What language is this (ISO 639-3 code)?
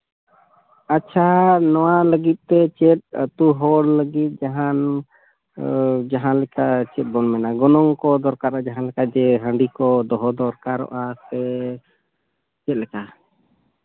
sat